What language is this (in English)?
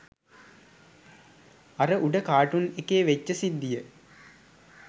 Sinhala